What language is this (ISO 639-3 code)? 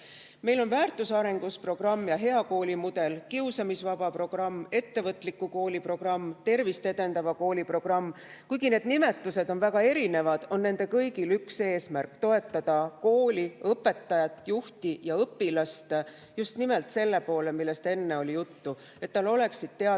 est